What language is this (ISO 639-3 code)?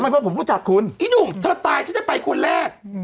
tha